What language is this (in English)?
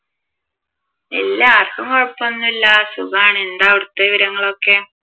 Malayalam